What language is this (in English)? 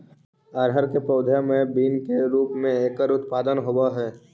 Magahi